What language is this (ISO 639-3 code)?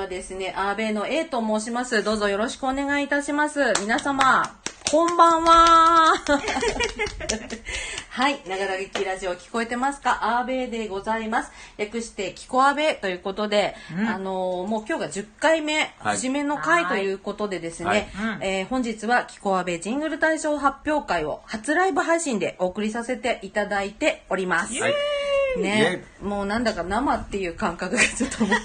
jpn